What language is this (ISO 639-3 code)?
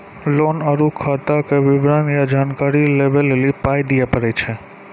mai